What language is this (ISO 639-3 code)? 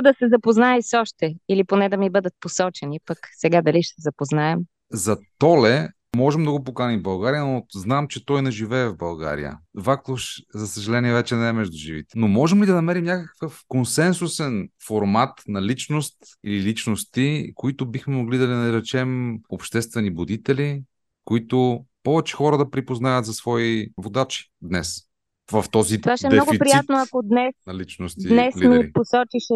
bul